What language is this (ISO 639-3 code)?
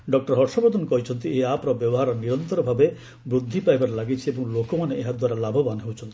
ori